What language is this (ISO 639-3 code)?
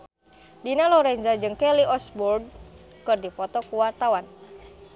sun